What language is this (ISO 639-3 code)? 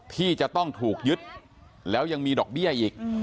tha